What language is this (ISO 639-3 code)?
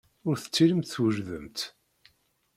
kab